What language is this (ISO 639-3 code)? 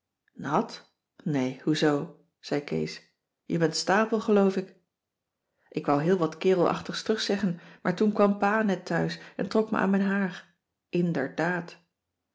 nld